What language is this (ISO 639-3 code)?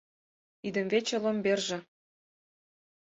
chm